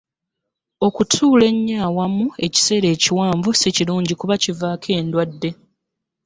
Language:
Ganda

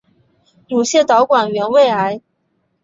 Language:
Chinese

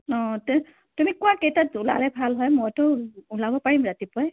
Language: Assamese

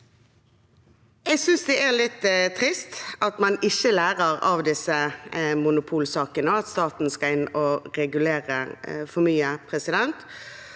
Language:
Norwegian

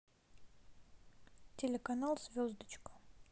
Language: Russian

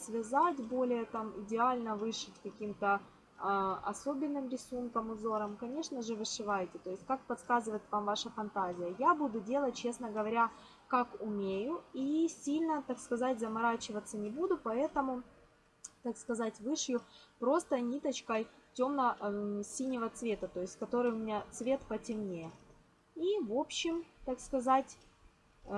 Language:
Russian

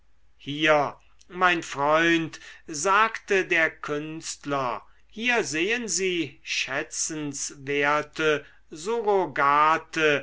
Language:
German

